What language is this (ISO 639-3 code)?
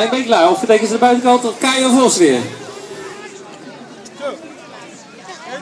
nld